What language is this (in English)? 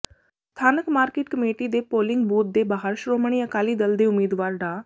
Punjabi